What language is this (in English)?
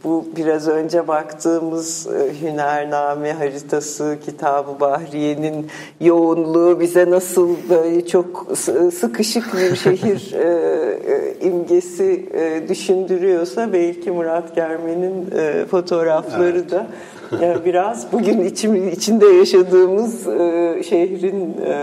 Turkish